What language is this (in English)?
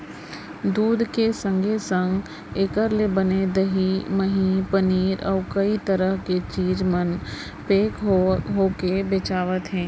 Chhattisgarhi